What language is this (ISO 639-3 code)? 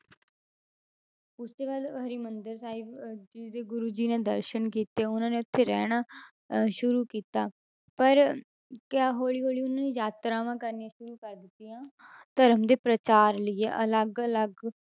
pan